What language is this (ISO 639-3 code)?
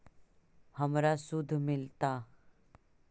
mag